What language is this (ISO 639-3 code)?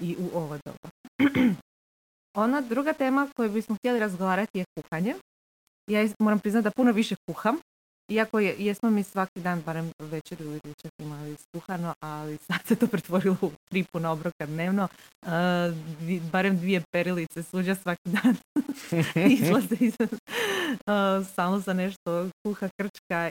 hrv